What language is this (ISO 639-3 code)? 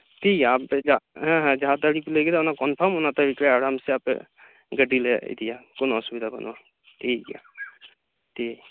sat